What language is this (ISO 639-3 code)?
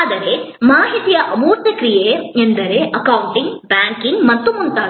kan